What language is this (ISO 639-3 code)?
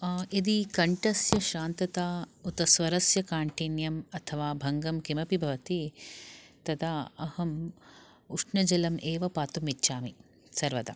san